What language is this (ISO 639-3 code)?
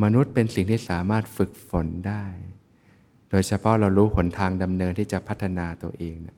tha